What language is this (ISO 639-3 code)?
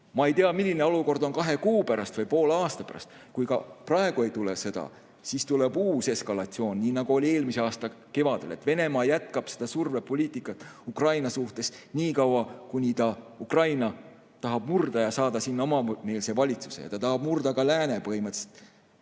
est